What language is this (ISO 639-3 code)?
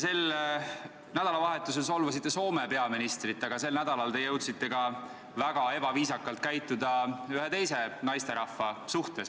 est